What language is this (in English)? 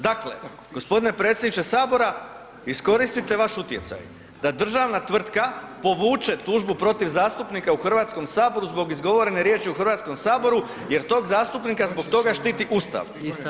Croatian